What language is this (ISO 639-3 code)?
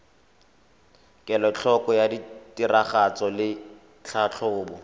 tsn